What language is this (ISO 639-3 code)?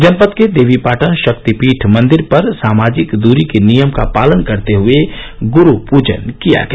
hin